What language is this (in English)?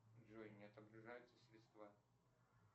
Russian